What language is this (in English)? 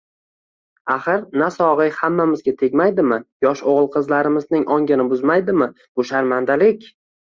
Uzbek